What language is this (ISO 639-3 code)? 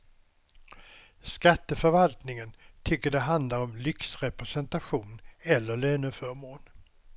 swe